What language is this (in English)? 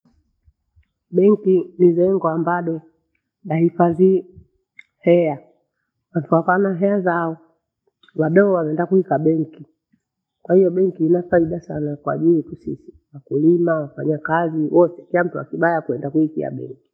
Bondei